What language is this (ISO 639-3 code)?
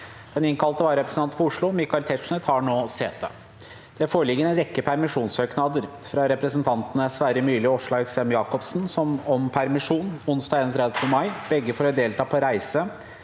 nor